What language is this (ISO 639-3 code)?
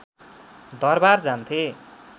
nep